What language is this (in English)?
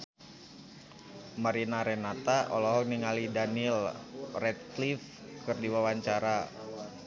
Sundanese